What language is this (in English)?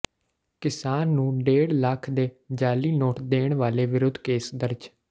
Punjabi